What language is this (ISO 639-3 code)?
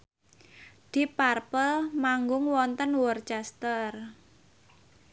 jav